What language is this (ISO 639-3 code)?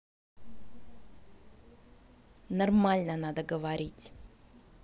rus